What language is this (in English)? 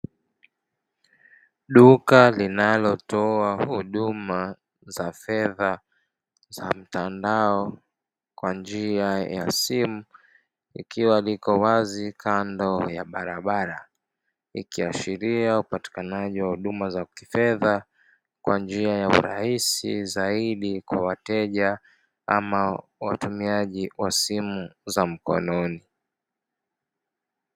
Swahili